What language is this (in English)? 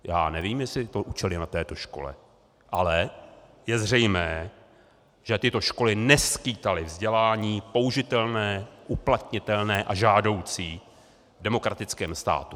Czech